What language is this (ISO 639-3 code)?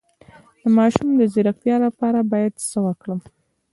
pus